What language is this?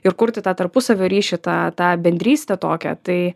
Lithuanian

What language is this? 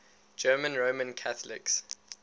English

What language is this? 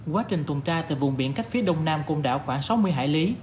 Vietnamese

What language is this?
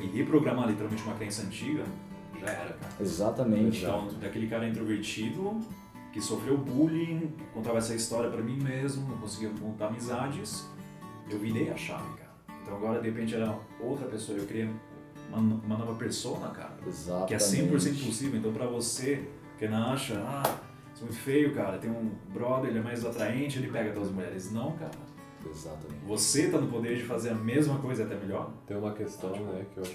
Portuguese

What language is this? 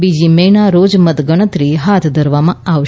Gujarati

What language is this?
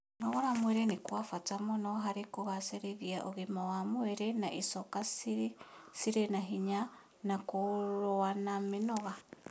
Kikuyu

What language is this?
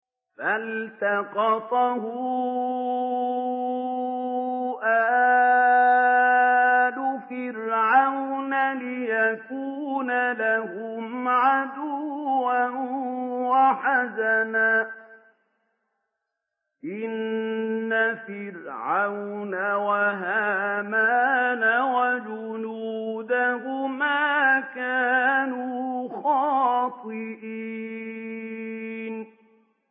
Arabic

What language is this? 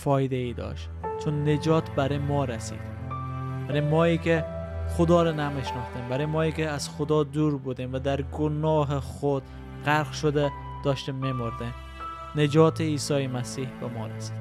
Persian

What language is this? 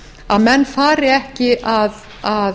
Icelandic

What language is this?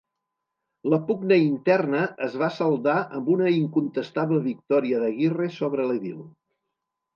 Catalan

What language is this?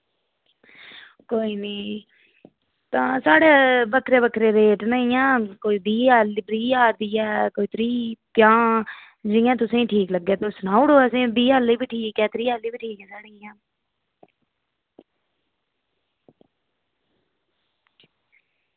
Dogri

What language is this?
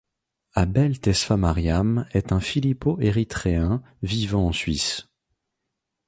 French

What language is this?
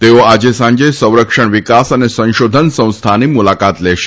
Gujarati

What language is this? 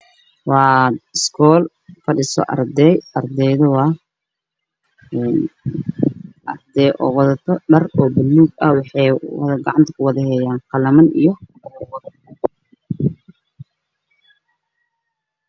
Somali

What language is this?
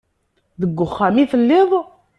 Kabyle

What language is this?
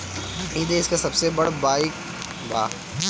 Bhojpuri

